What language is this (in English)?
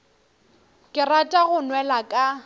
Northern Sotho